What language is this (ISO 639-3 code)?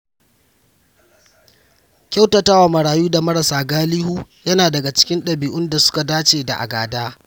hau